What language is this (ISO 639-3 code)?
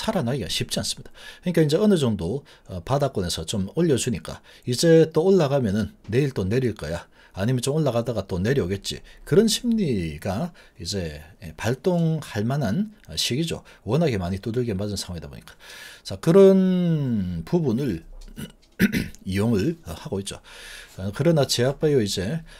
kor